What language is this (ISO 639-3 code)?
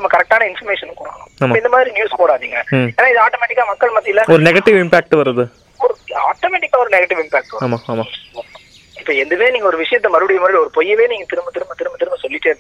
tam